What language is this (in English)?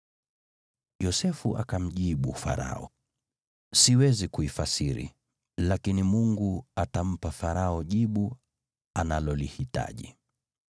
Swahili